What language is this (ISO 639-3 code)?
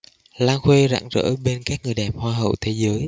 vie